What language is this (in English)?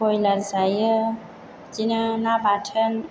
Bodo